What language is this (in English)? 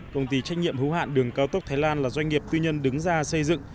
Vietnamese